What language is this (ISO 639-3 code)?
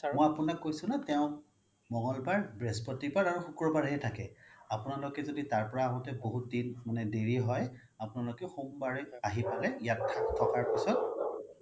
asm